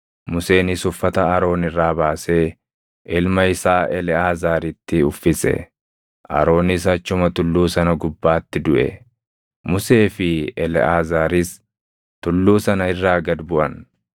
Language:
Oromo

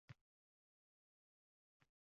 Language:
Uzbek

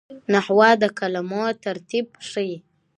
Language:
Pashto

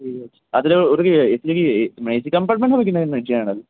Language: Bangla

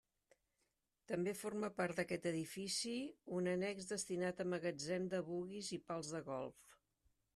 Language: Catalan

